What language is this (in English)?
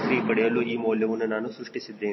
Kannada